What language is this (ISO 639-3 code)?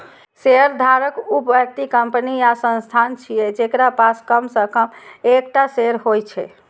mai